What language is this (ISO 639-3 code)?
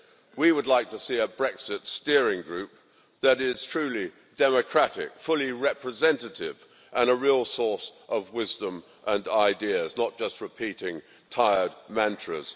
eng